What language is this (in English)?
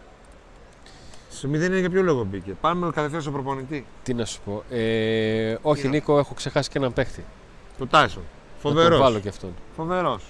Greek